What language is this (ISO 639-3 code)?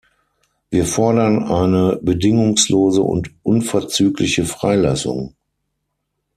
deu